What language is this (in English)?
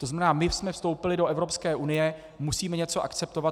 Czech